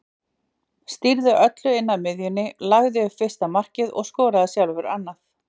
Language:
Icelandic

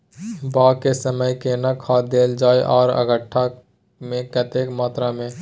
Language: Maithili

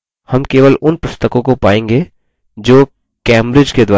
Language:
Hindi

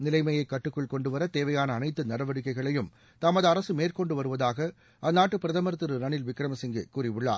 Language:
Tamil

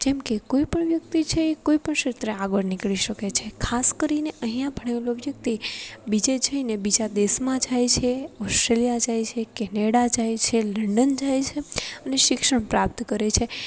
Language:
Gujarati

